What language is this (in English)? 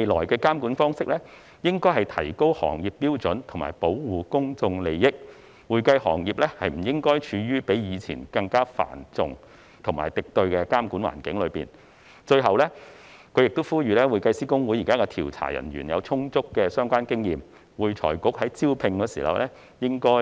Cantonese